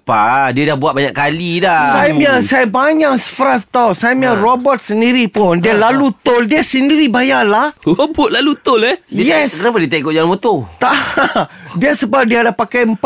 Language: Malay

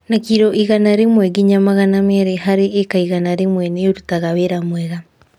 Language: Kikuyu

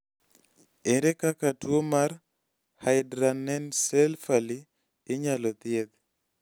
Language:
Luo (Kenya and Tanzania)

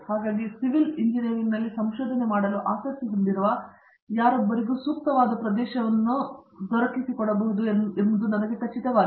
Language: Kannada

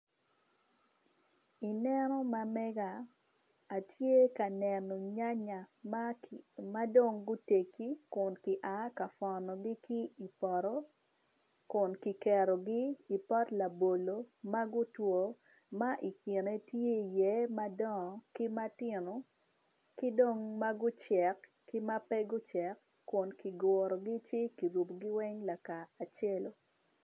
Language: Acoli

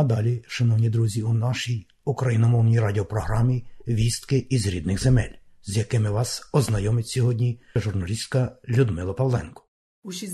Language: Ukrainian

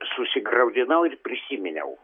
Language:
Lithuanian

